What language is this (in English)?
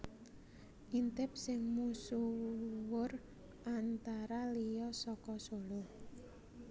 Javanese